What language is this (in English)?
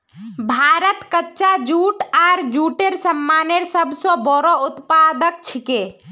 Magahi